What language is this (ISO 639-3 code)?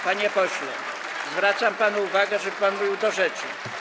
pol